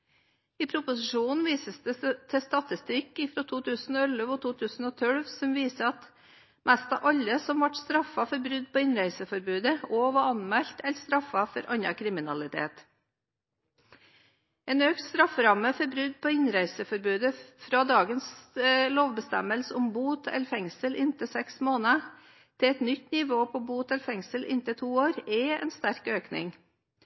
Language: Norwegian Bokmål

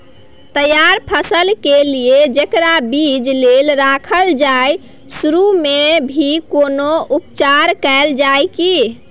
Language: Maithili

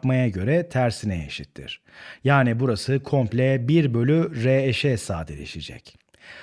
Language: Turkish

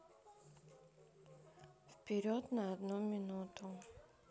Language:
Russian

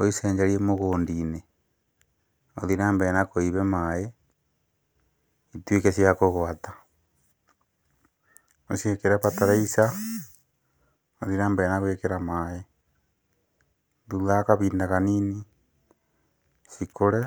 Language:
Kikuyu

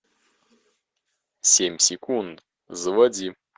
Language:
Russian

